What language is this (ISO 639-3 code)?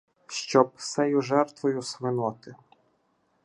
ukr